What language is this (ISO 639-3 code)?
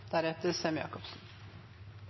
nob